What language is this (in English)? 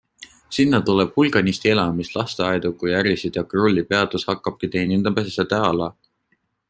Estonian